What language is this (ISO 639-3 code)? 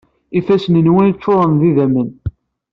kab